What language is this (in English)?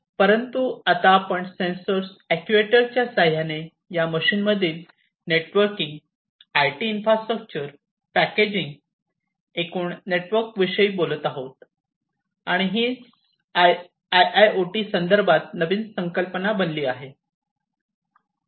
Marathi